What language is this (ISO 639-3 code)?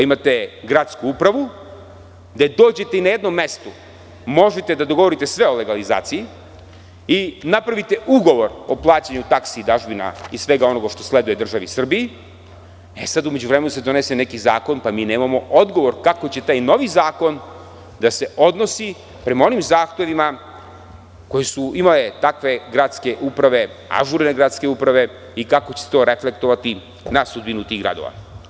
srp